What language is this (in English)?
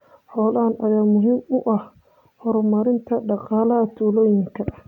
Somali